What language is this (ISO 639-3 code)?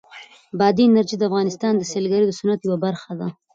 pus